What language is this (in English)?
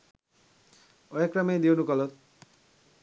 Sinhala